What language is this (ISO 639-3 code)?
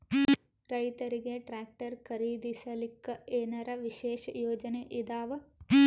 kan